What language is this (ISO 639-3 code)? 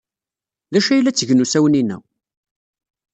kab